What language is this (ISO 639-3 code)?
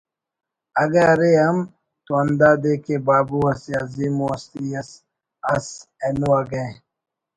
brh